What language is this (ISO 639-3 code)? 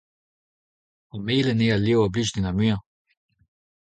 bre